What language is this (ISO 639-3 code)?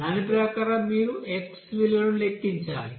tel